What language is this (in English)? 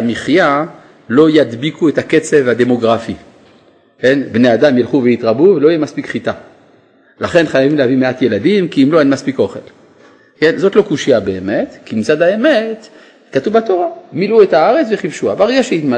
Hebrew